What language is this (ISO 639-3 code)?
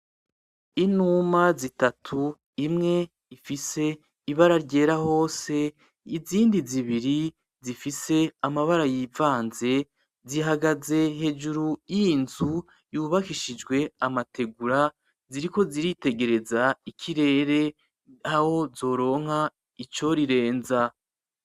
run